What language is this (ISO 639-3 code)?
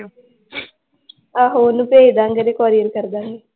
pan